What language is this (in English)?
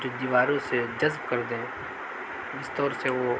Urdu